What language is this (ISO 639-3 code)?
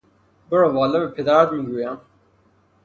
fas